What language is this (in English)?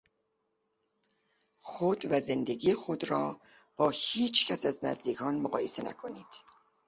Persian